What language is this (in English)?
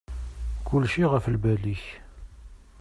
Kabyle